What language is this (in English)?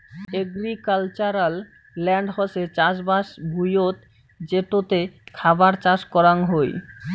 Bangla